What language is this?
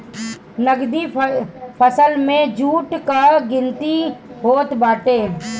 Bhojpuri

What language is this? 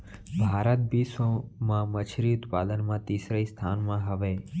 Chhattisgarhi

